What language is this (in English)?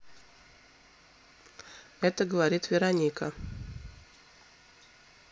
Russian